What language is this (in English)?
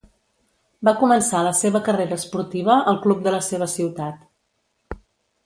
Catalan